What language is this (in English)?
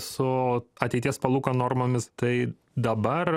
Lithuanian